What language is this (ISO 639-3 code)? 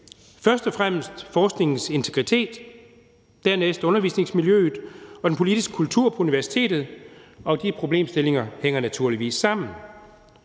dan